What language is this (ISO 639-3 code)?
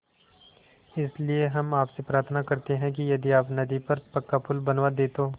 hin